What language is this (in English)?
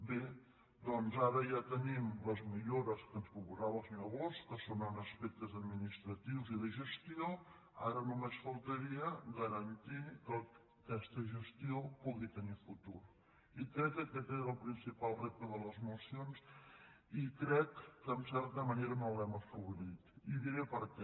Catalan